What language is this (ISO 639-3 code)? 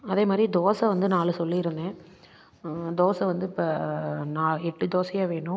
tam